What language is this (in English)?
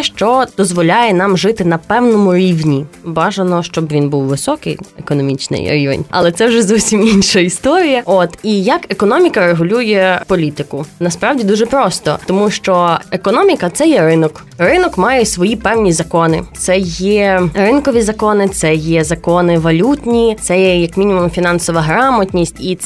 Ukrainian